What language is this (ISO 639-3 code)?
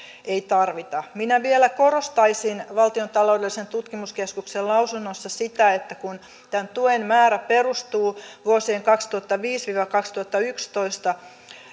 fin